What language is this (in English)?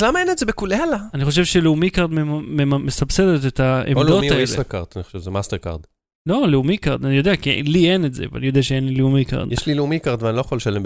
Hebrew